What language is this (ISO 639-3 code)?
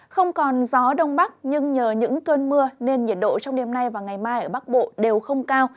vie